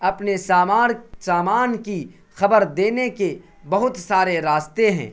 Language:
Urdu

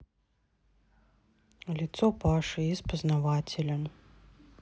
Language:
Russian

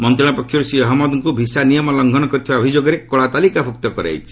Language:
Odia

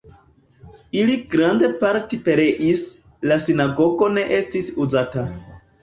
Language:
Esperanto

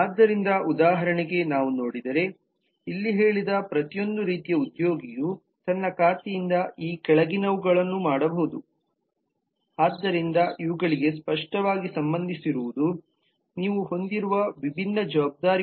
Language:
Kannada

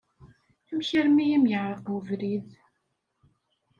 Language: Kabyle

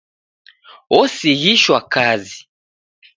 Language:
Taita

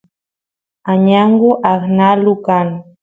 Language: Santiago del Estero Quichua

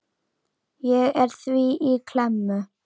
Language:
Icelandic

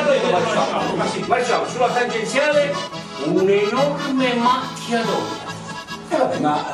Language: Italian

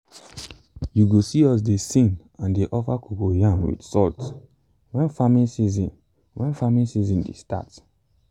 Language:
Nigerian Pidgin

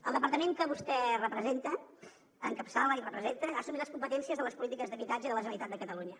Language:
Catalan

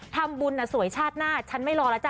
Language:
Thai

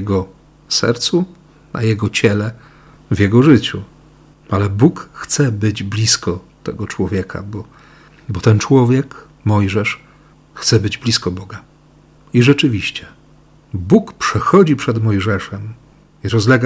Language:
Polish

